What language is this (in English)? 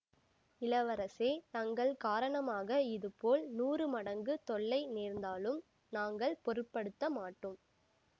Tamil